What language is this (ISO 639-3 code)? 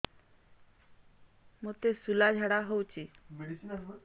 ori